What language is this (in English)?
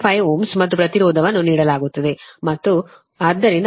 Kannada